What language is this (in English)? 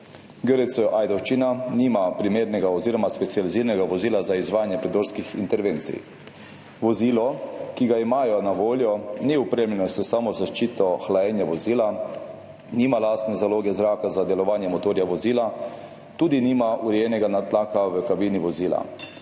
Slovenian